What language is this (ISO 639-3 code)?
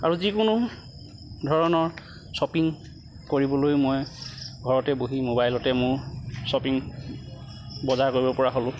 asm